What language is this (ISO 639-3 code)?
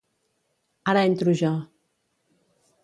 cat